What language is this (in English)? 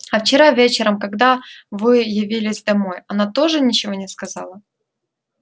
Russian